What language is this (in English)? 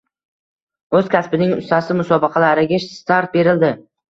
Uzbek